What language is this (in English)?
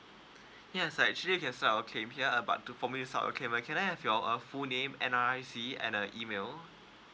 English